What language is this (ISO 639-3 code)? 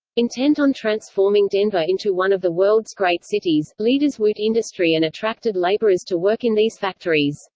eng